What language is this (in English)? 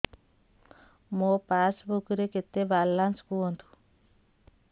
Odia